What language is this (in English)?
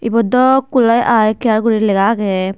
Chakma